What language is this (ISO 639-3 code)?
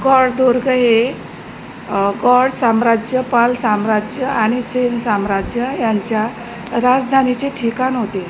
mar